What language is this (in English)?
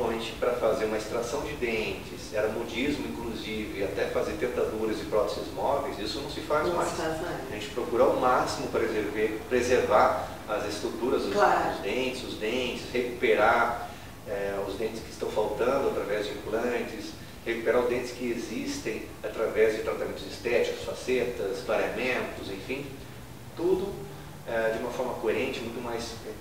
Portuguese